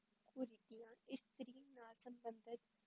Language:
Punjabi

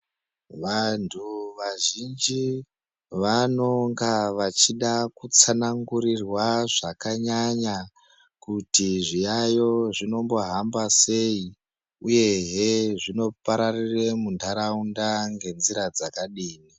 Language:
Ndau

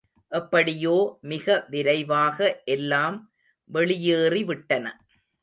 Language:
Tamil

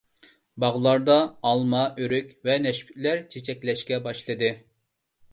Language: Uyghur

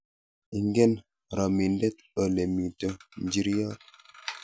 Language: Kalenjin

